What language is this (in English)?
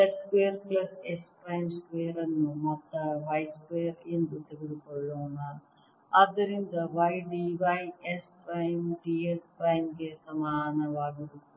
Kannada